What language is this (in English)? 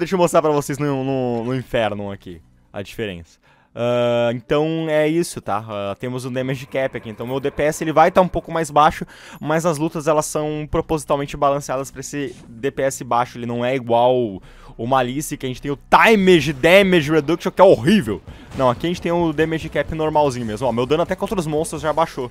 Portuguese